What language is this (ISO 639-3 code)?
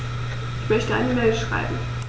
deu